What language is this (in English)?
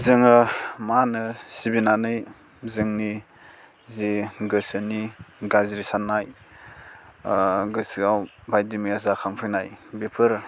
Bodo